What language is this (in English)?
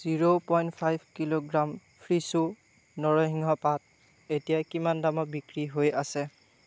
Assamese